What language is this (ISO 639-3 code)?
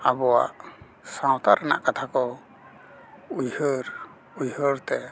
sat